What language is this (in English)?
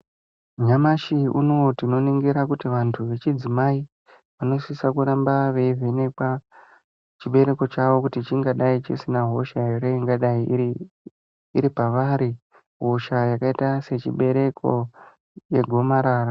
Ndau